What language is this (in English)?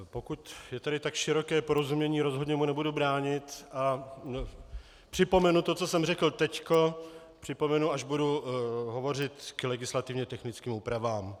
Czech